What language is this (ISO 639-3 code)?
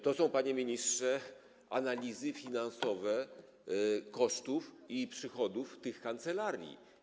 pol